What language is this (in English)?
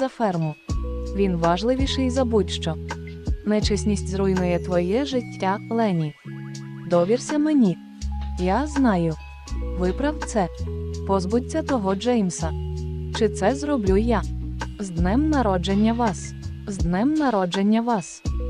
Ukrainian